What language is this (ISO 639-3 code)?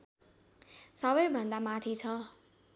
nep